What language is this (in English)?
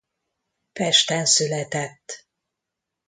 Hungarian